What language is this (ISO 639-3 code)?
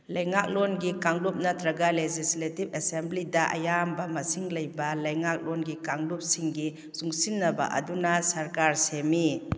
mni